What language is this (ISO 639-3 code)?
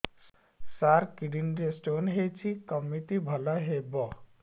ori